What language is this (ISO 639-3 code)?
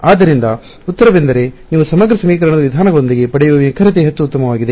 kan